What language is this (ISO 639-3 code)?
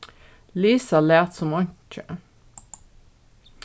fao